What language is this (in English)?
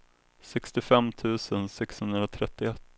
Swedish